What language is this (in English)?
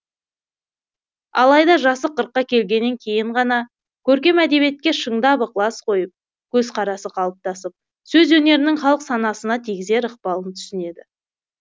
Kazakh